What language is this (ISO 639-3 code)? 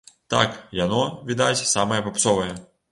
bel